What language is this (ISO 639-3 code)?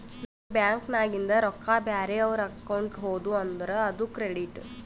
kan